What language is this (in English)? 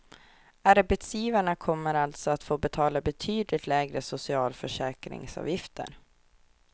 Swedish